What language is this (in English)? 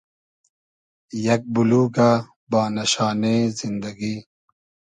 Hazaragi